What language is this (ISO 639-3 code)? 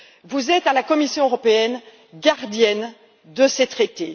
fra